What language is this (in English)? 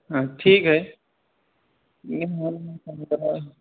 Urdu